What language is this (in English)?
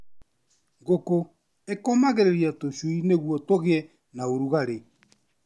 Kikuyu